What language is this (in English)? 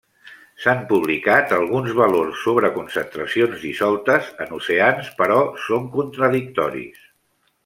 Catalan